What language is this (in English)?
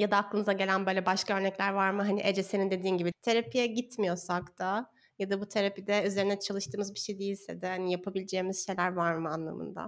Turkish